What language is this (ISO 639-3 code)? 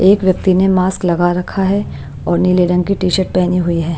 hin